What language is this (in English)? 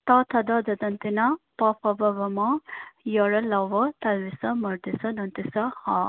Nepali